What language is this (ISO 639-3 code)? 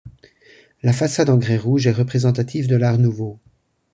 fra